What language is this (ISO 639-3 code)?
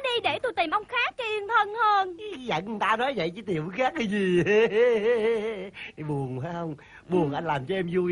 vie